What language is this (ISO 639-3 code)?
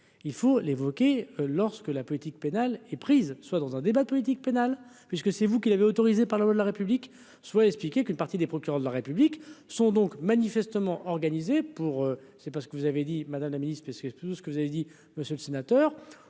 fra